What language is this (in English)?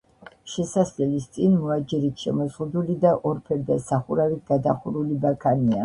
Georgian